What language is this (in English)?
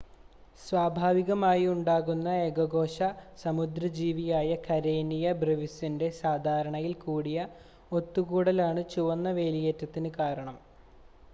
Malayalam